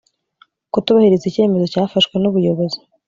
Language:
Kinyarwanda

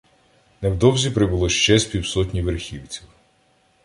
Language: Ukrainian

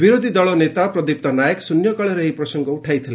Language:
Odia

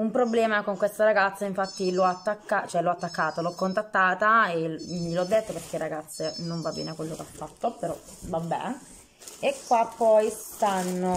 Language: Italian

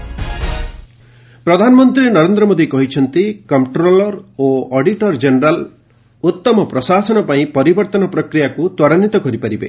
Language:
Odia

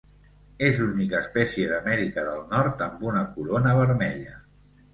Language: Catalan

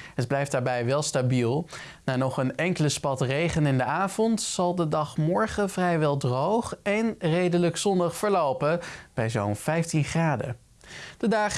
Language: Dutch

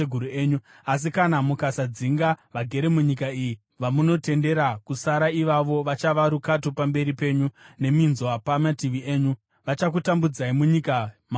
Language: Shona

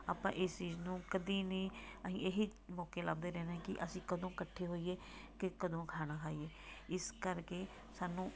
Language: Punjabi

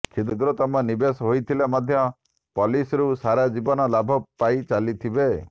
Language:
Odia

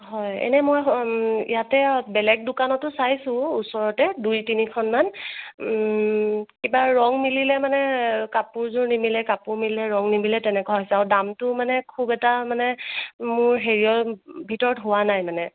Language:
Assamese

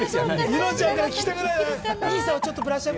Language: Japanese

